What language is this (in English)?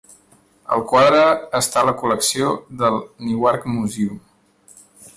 Catalan